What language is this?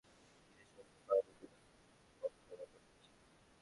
Bangla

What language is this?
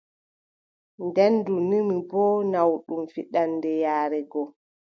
Adamawa Fulfulde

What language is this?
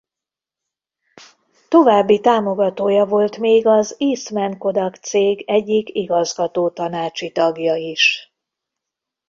Hungarian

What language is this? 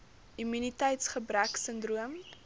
Afrikaans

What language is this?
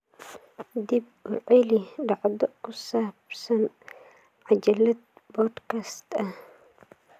Somali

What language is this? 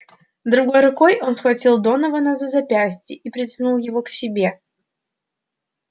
Russian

